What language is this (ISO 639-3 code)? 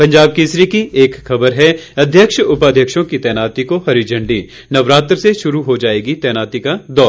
hin